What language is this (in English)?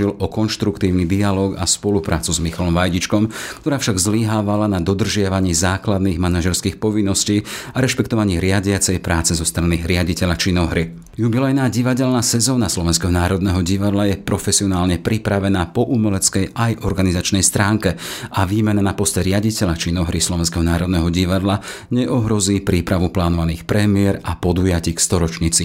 Slovak